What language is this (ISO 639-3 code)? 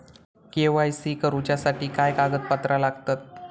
mar